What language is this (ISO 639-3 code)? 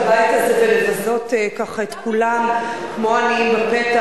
heb